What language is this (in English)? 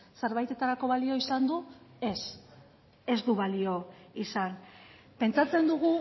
Basque